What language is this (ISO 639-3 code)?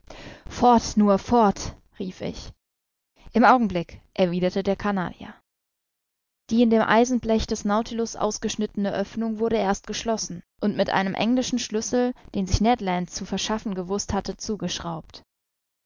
deu